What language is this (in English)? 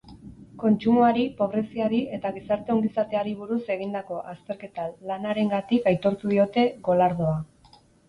Basque